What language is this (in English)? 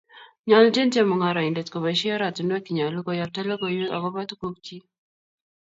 Kalenjin